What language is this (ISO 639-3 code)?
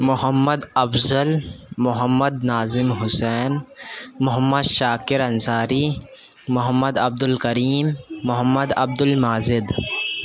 urd